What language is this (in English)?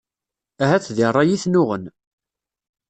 Kabyle